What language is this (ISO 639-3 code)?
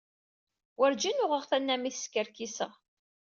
kab